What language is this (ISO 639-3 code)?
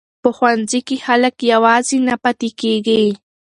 pus